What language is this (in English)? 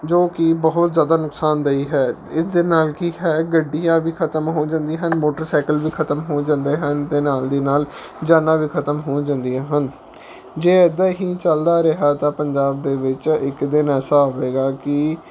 Punjabi